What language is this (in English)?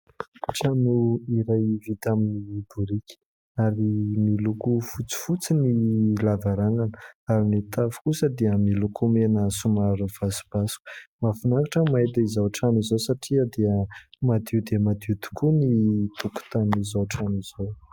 Malagasy